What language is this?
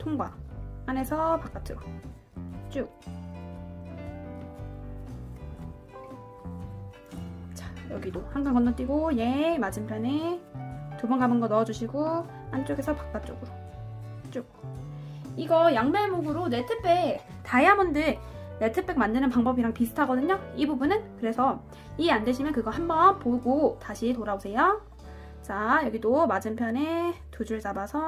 Korean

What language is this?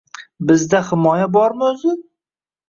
Uzbek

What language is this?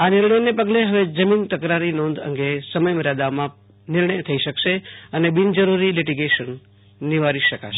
Gujarati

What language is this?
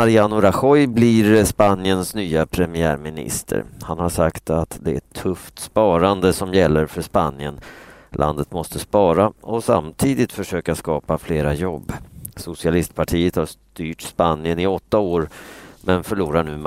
Swedish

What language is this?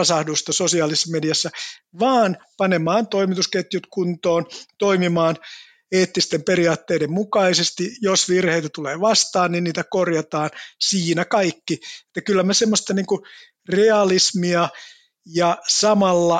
Finnish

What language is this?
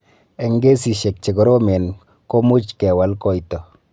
Kalenjin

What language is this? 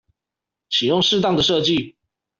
Chinese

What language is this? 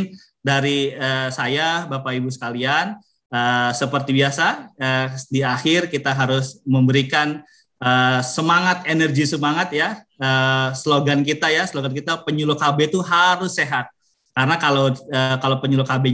Indonesian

